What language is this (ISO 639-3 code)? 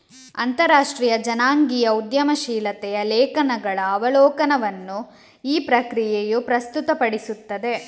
kan